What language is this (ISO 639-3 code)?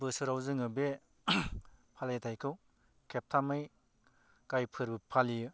brx